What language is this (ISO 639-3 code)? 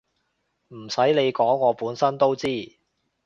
yue